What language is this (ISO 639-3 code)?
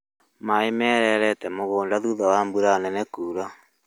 kik